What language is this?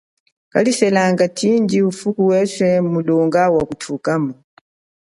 Chokwe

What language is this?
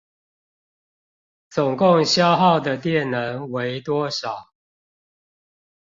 Chinese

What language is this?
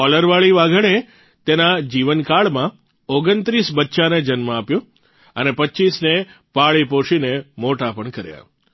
Gujarati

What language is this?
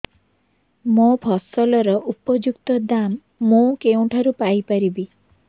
Odia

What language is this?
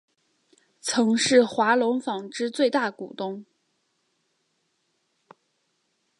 Chinese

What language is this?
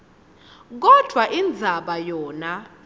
Swati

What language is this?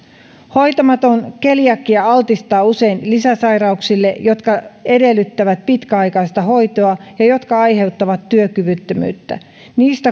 Finnish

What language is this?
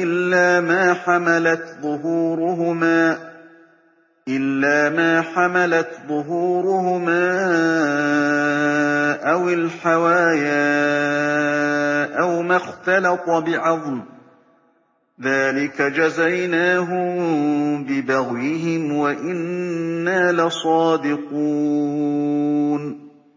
Arabic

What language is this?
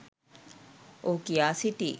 Sinhala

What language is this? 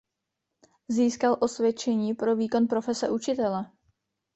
Czech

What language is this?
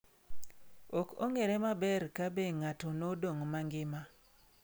Luo (Kenya and Tanzania)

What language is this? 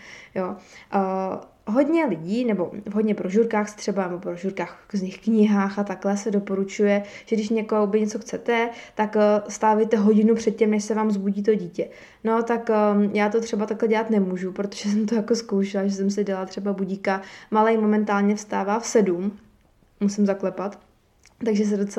Czech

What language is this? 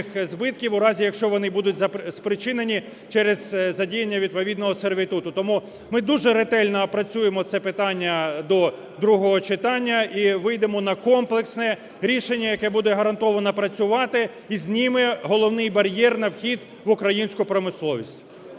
Ukrainian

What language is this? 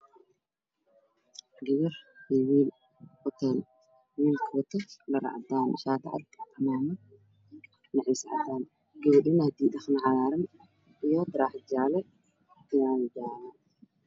Somali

